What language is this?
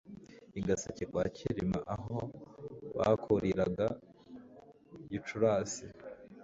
Kinyarwanda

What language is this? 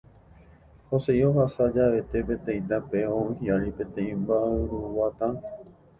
Guarani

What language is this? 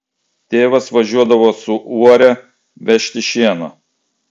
Lithuanian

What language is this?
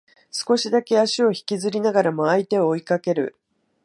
Japanese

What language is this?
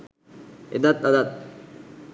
Sinhala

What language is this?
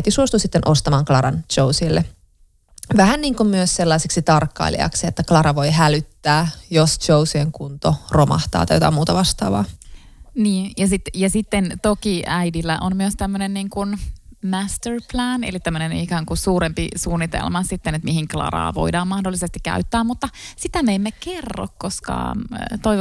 Finnish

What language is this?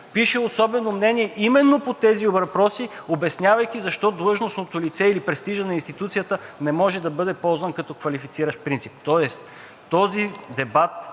Bulgarian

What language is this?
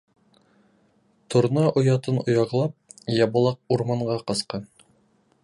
Bashkir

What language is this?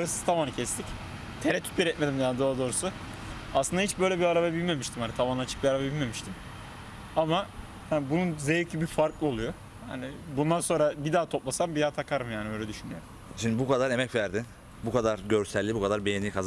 Turkish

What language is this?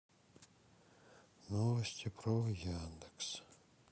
Russian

